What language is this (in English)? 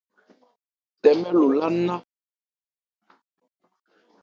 Ebrié